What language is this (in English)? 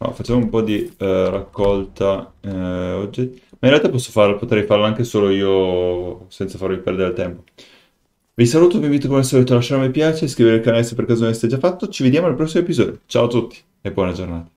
Italian